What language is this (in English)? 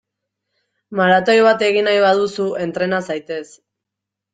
Basque